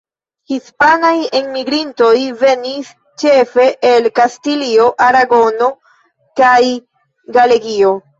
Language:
Esperanto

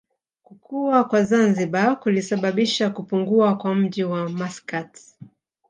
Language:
Swahili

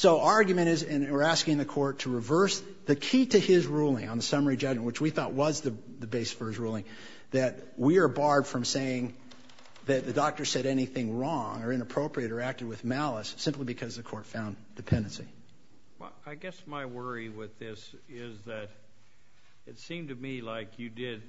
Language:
English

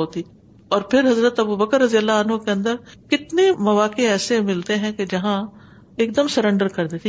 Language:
Urdu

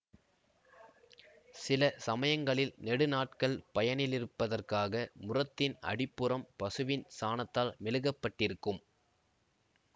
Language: Tamil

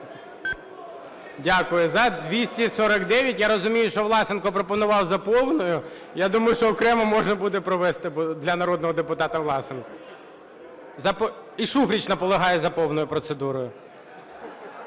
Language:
Ukrainian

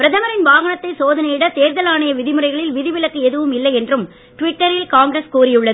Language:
Tamil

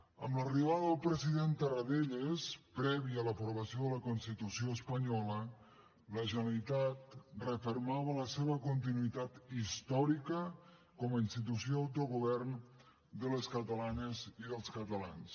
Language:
Catalan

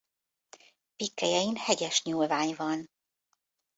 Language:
Hungarian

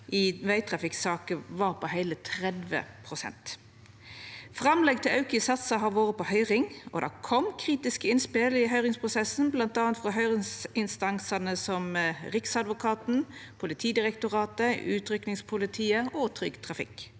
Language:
Norwegian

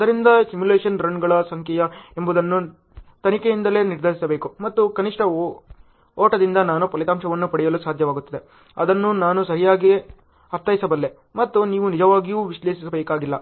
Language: Kannada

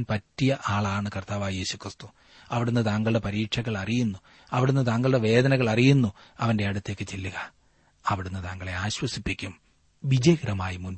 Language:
Malayalam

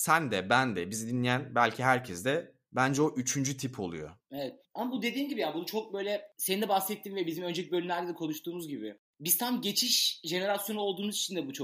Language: Turkish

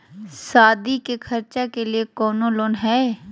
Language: Magahi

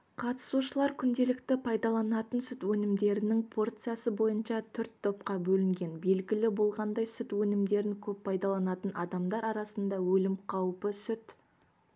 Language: Kazakh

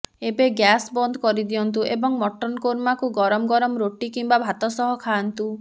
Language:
Odia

